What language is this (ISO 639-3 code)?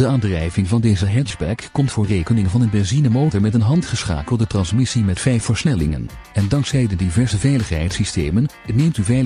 nld